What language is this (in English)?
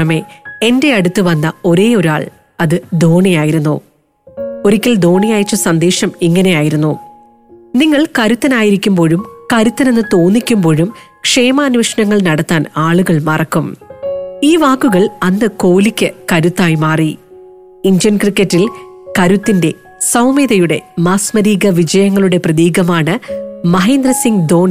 Malayalam